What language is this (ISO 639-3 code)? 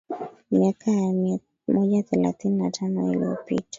swa